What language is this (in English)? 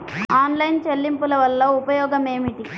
Telugu